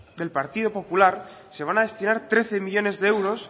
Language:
Spanish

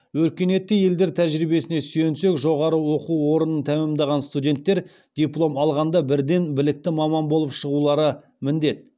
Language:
Kazakh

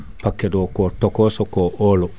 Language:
Fula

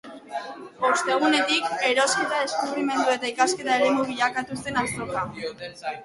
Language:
Basque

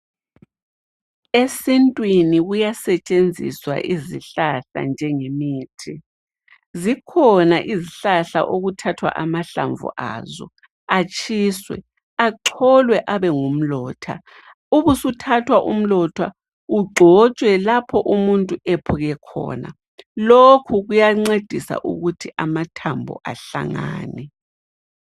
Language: North Ndebele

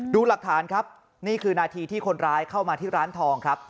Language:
Thai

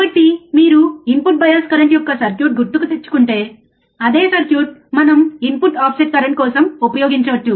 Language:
Telugu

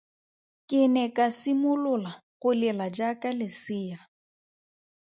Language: Tswana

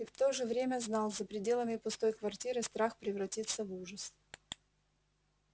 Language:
Russian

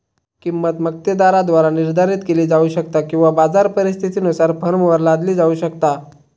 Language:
Marathi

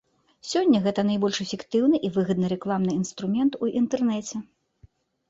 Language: Belarusian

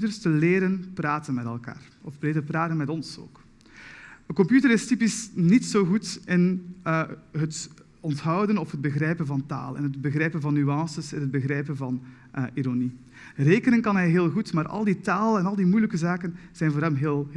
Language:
Dutch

